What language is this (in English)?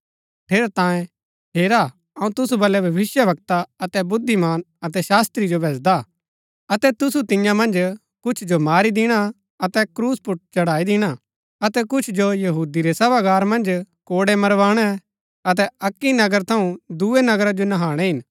Gaddi